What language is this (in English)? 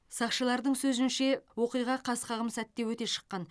Kazakh